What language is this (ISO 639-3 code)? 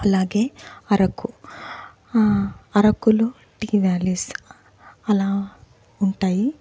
tel